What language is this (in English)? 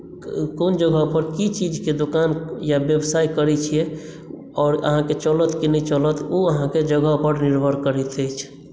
Maithili